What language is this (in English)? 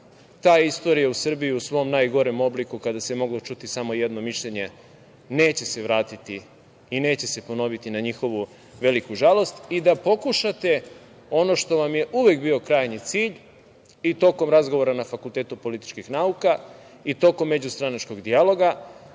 Serbian